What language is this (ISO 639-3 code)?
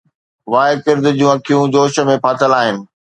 snd